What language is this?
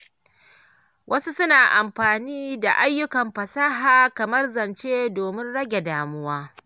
Hausa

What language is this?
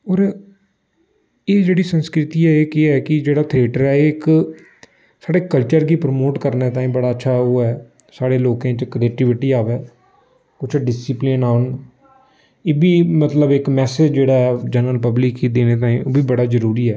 Dogri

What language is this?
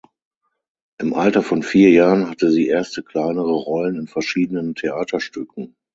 German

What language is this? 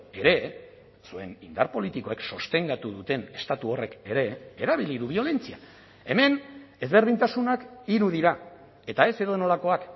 Basque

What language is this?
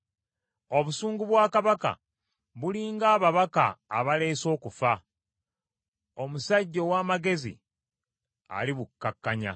Ganda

